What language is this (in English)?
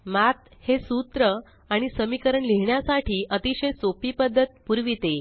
Marathi